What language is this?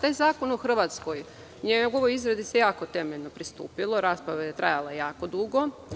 Serbian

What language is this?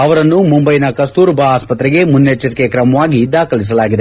Kannada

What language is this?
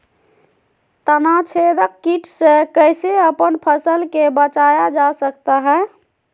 Magahi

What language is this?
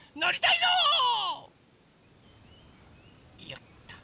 Japanese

